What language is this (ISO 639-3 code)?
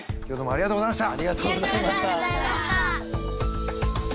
jpn